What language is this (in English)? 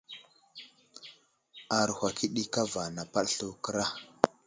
Wuzlam